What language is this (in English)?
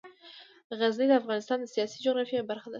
Pashto